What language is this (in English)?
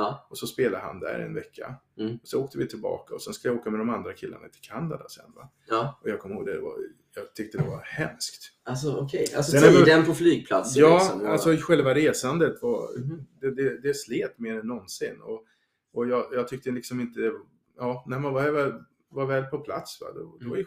Swedish